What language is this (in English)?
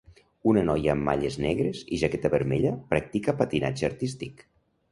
Catalan